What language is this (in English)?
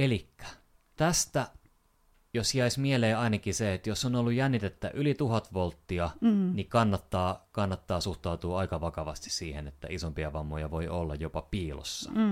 Finnish